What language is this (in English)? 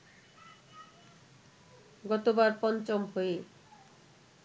Bangla